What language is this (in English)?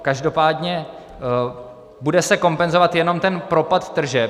Czech